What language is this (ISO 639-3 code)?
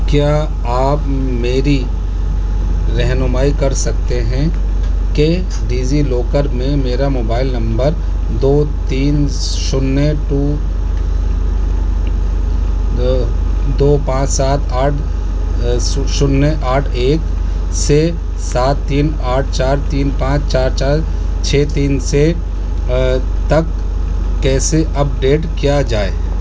urd